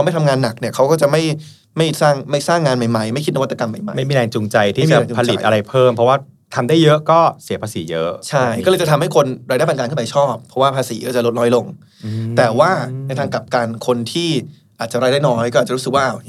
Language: Thai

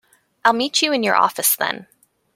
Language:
English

